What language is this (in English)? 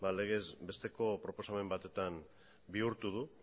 Basque